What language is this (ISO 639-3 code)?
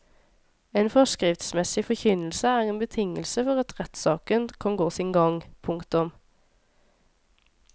nor